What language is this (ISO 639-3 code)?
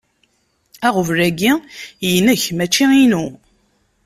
kab